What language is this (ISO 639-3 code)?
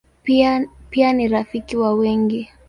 swa